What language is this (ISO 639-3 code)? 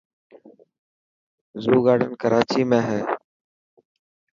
mki